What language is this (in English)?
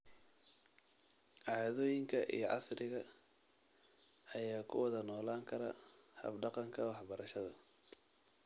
Somali